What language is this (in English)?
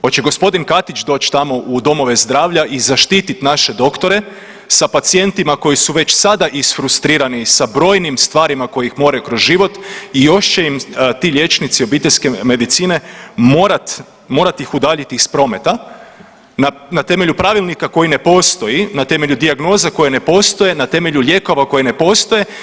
Croatian